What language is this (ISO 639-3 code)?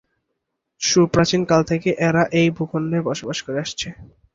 ben